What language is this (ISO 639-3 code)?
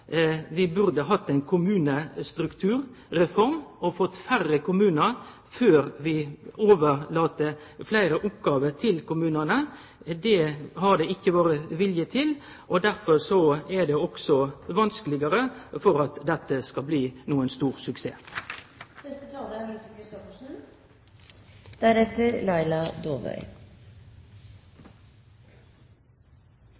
nno